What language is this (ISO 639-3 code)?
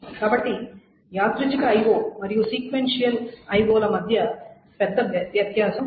tel